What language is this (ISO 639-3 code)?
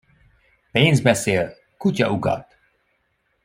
hun